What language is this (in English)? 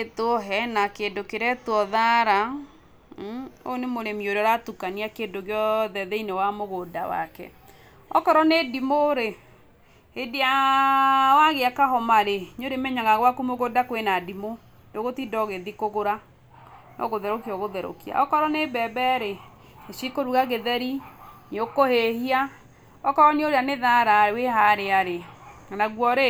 Kikuyu